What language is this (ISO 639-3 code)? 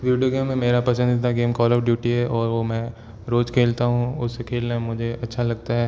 hin